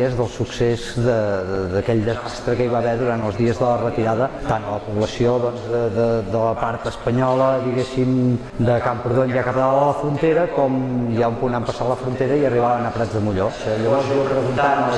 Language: Catalan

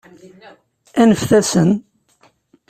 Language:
Kabyle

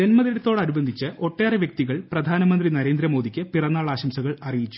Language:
Malayalam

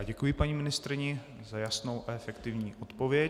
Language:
Czech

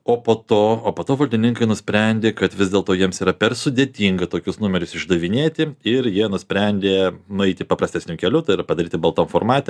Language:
Lithuanian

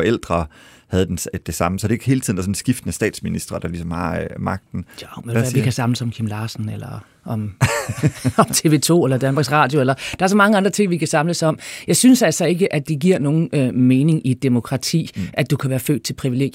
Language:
Danish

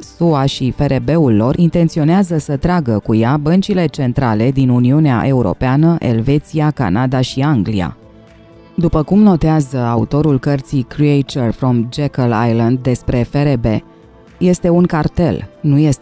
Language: Romanian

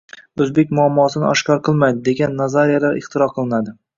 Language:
Uzbek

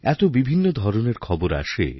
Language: Bangla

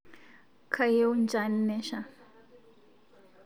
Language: Masai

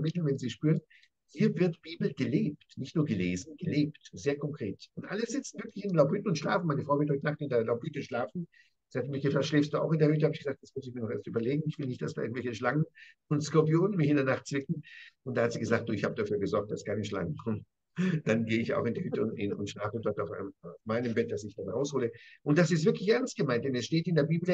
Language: German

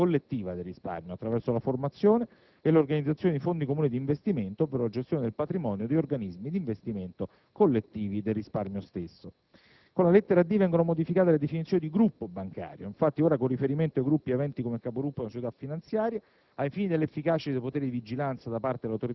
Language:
Italian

